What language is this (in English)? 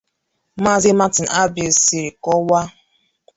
Igbo